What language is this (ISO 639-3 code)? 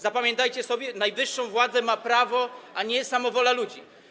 pol